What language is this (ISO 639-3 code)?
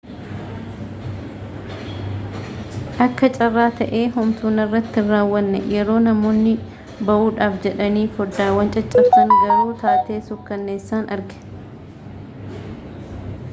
orm